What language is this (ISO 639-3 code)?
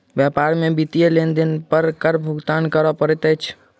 mai